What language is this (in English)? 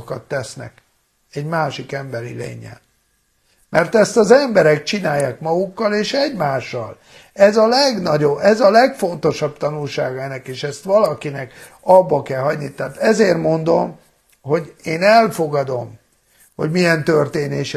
Hungarian